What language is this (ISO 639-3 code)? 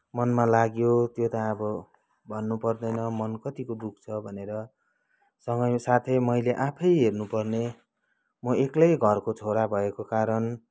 nep